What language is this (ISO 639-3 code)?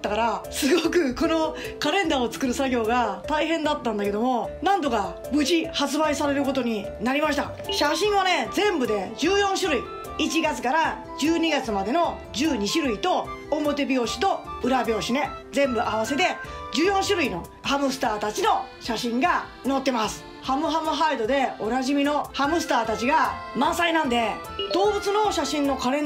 jpn